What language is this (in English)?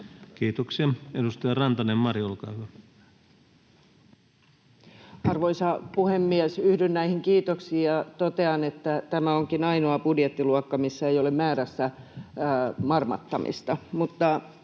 Finnish